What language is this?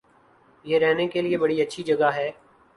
Urdu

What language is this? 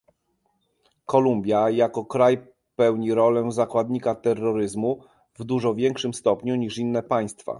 Polish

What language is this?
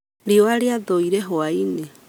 Kikuyu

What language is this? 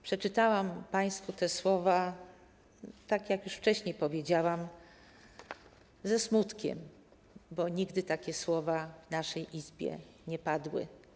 Polish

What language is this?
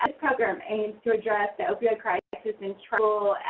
English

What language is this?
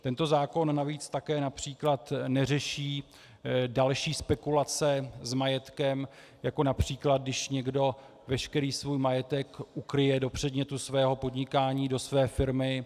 Czech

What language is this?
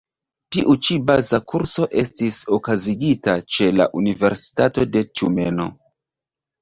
Esperanto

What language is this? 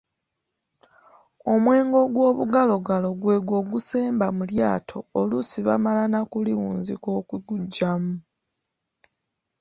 Ganda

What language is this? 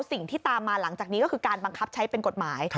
Thai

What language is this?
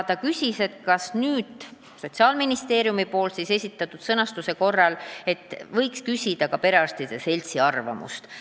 Estonian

